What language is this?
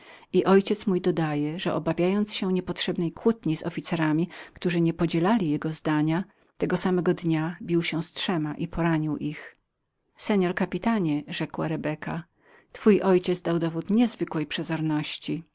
Polish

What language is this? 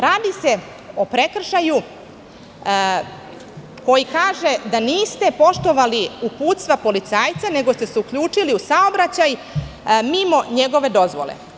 Serbian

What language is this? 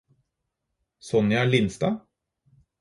Norwegian Bokmål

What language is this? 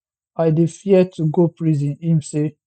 Nigerian Pidgin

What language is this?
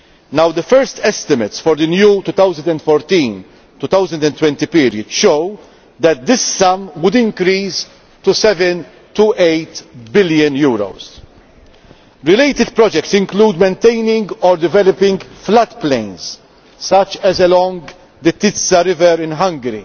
English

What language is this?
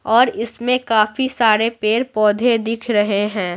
Hindi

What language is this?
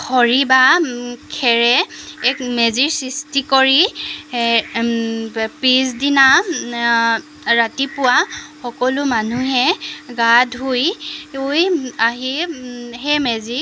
Assamese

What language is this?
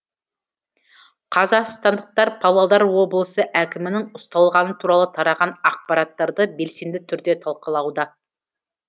Kazakh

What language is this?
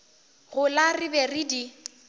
Northern Sotho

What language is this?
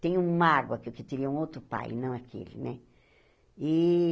Portuguese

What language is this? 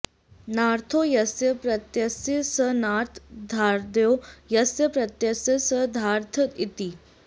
Sanskrit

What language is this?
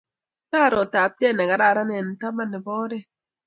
Kalenjin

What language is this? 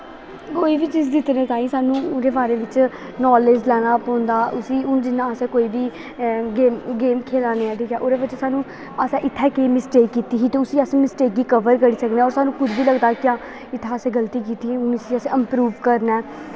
Dogri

